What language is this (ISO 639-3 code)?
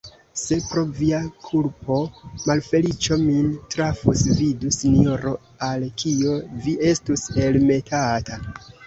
epo